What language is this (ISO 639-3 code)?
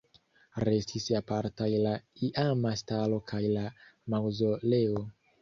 epo